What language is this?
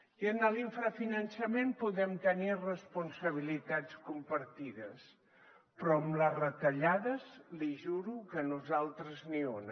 Catalan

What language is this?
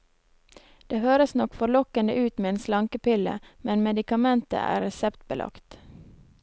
Norwegian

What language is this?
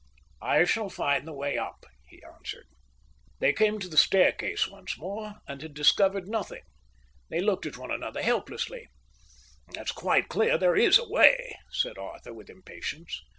English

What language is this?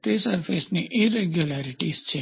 Gujarati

